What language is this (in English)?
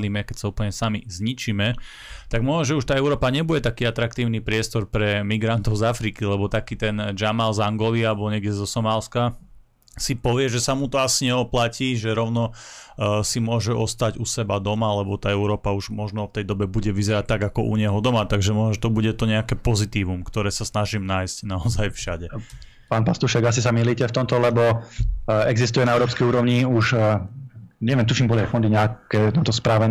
Slovak